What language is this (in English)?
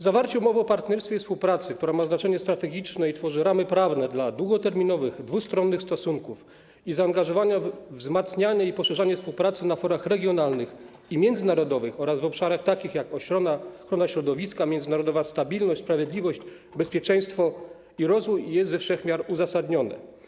Polish